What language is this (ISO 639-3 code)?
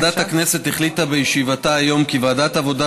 heb